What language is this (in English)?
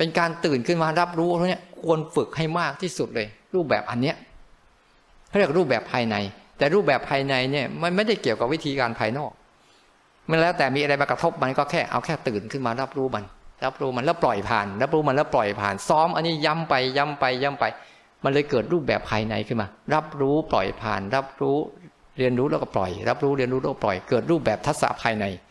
Thai